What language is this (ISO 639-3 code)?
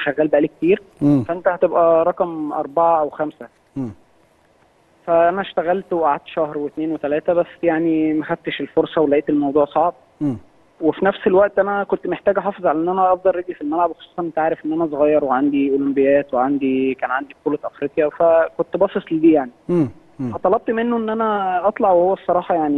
ara